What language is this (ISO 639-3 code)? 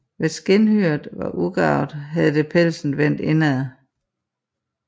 dan